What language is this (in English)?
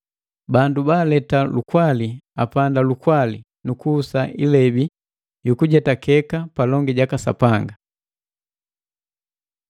Matengo